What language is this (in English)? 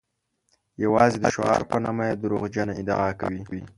Pashto